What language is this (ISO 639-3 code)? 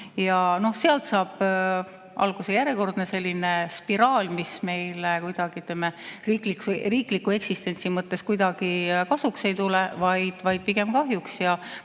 est